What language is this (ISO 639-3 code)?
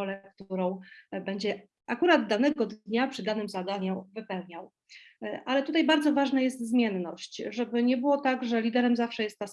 pol